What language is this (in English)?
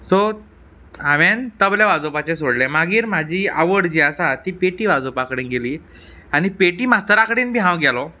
Konkani